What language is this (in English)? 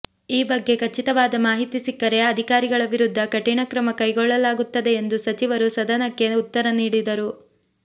Kannada